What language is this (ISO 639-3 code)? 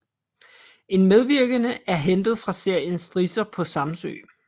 dan